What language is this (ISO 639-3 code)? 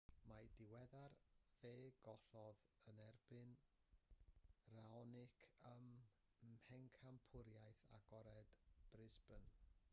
cym